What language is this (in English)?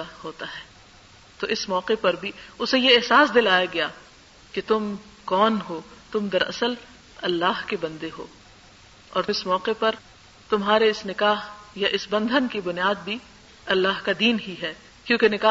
Urdu